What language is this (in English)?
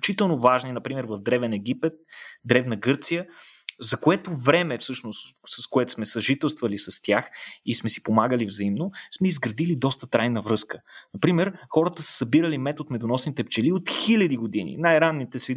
Bulgarian